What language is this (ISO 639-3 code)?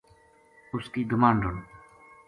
gju